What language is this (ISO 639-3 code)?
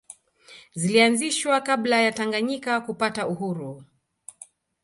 swa